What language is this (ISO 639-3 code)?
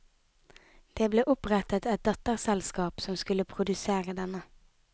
nor